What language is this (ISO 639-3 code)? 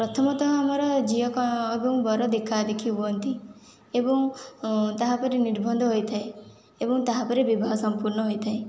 ori